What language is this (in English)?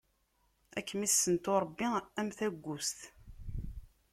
Kabyle